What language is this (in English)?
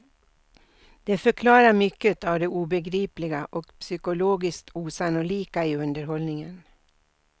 Swedish